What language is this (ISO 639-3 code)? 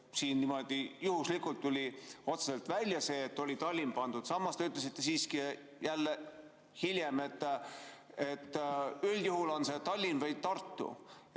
est